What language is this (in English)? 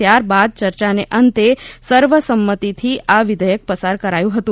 Gujarati